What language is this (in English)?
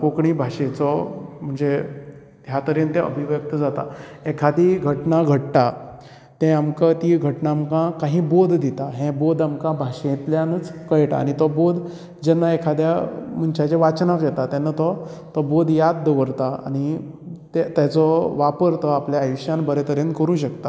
Konkani